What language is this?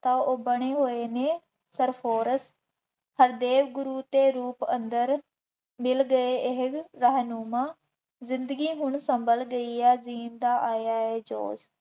Punjabi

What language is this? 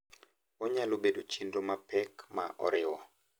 Luo (Kenya and Tanzania)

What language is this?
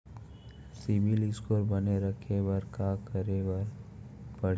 Chhattisgarhi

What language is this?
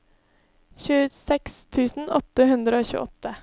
Norwegian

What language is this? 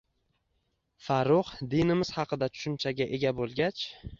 Uzbek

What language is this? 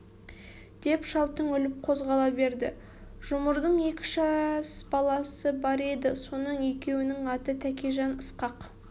Kazakh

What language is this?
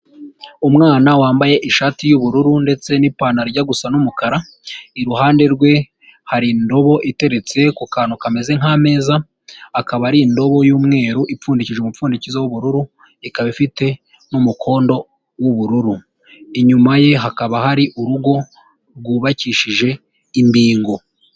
Kinyarwanda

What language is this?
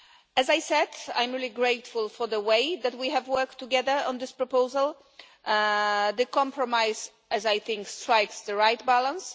English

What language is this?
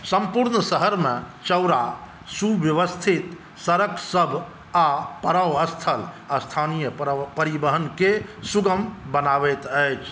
Maithili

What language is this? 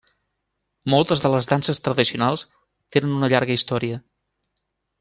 Catalan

